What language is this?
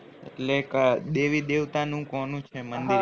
Gujarati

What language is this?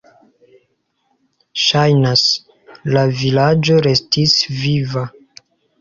Esperanto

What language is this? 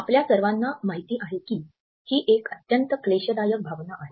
Marathi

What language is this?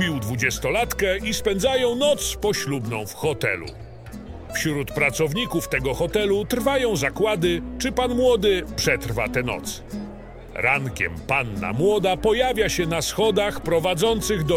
Polish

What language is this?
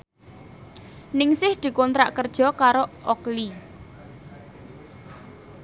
Javanese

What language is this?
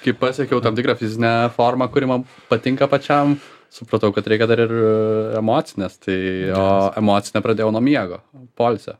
Lithuanian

